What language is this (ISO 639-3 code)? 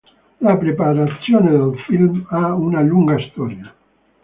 ita